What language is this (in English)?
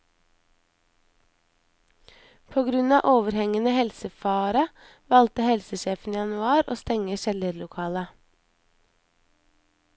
Norwegian